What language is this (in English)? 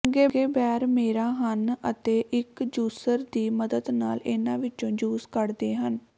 Punjabi